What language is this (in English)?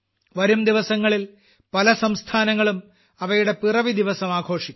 Malayalam